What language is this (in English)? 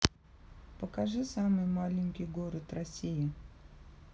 Russian